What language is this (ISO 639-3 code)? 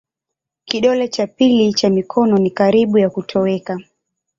swa